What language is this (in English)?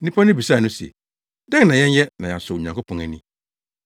Akan